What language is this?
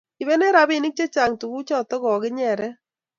Kalenjin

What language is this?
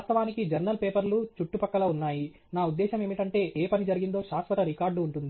Telugu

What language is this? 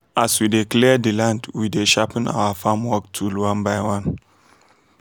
Nigerian Pidgin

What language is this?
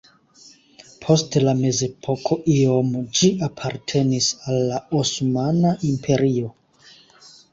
Esperanto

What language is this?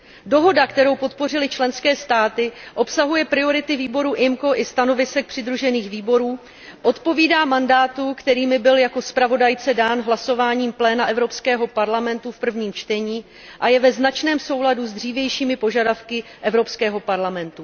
Czech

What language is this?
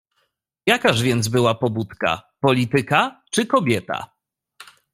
Polish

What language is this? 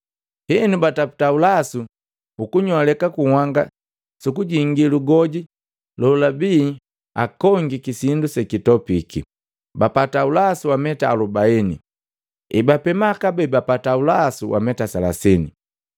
Matengo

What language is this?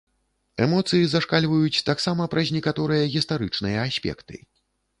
Belarusian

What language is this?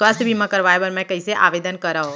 Chhattisgarhi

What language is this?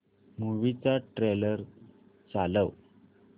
Marathi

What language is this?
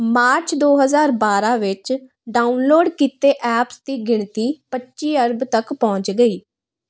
Punjabi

